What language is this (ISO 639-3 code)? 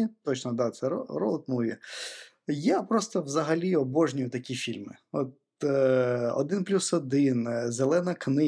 ukr